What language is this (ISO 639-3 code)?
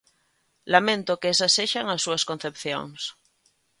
glg